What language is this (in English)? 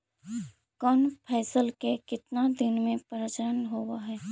Magahi